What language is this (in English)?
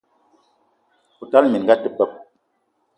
Eton (Cameroon)